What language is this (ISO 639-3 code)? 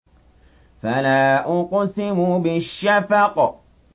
ara